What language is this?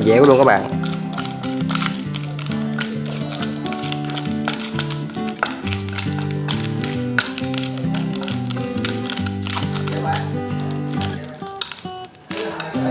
Vietnamese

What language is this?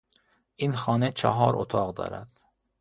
Persian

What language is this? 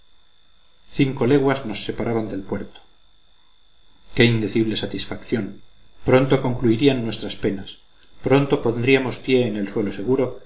Spanish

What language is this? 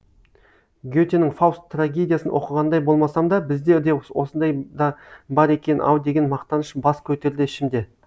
Kazakh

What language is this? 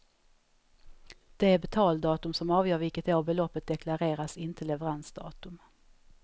Swedish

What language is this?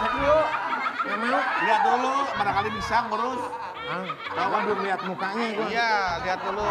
Indonesian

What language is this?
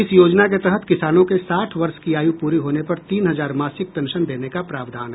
Hindi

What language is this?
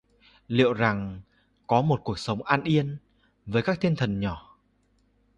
Vietnamese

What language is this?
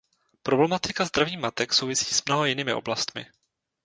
Czech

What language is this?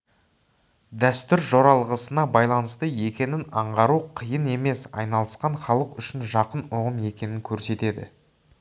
Kazakh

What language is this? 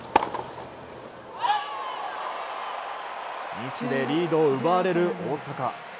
Japanese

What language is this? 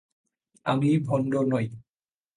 Bangla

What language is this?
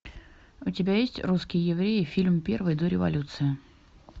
Russian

